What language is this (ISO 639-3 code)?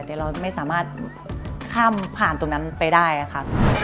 tha